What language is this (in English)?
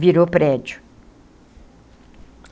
Portuguese